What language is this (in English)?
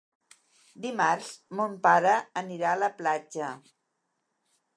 Catalan